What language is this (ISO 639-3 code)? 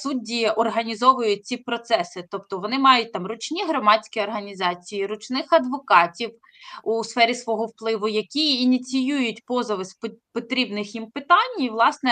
ukr